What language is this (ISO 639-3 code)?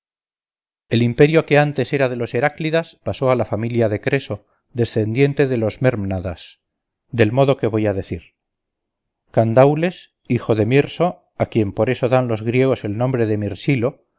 spa